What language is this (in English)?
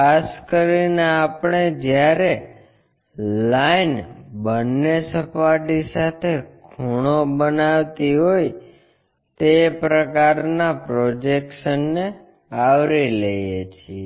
Gujarati